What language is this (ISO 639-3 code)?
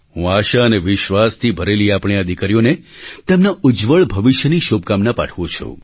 guj